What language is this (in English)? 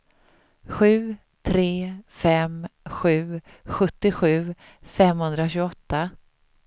Swedish